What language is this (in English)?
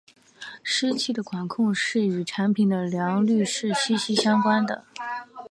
Chinese